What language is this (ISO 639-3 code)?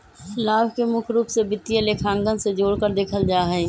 mag